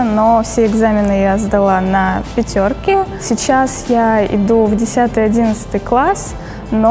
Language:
Russian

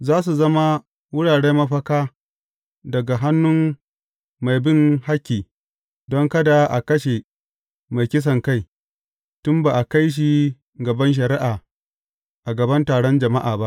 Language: Hausa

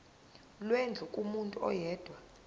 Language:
Zulu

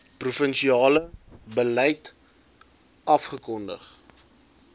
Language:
Afrikaans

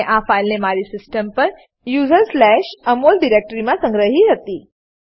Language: Gujarati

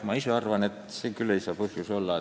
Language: Estonian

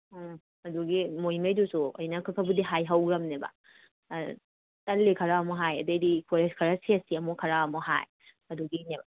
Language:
Manipuri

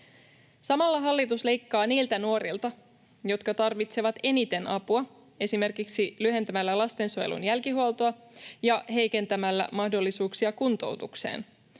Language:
Finnish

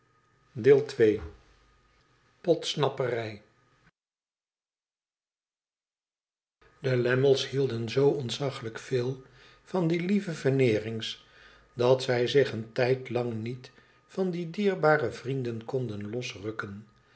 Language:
Dutch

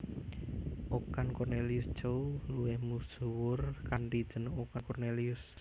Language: Javanese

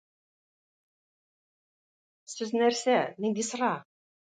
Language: Tatar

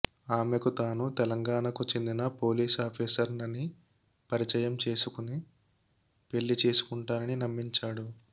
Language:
Telugu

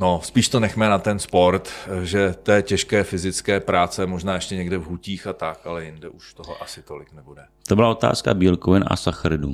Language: Czech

